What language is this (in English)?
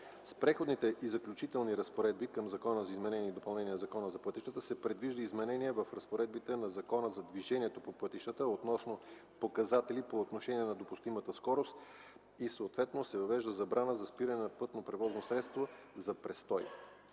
Bulgarian